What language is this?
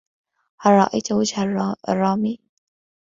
Arabic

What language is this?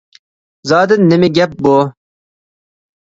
Uyghur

